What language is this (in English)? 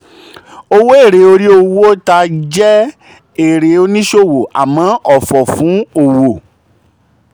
Yoruba